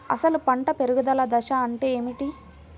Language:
Telugu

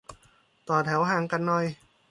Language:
Thai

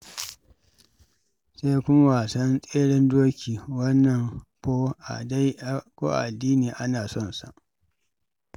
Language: Hausa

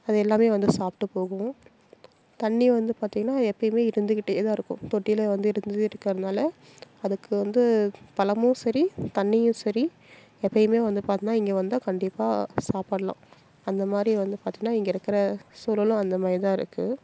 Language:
Tamil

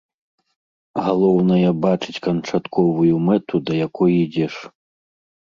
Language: Belarusian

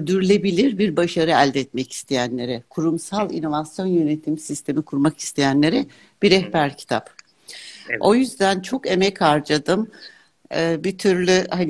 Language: Turkish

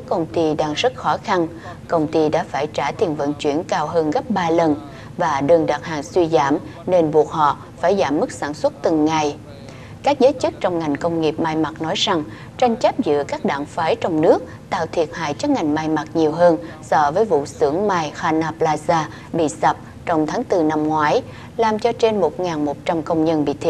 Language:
Vietnamese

